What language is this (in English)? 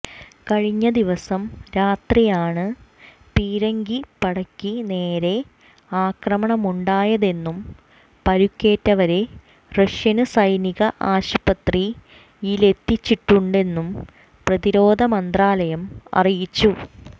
Malayalam